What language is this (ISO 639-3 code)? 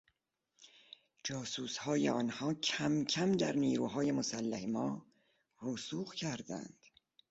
fas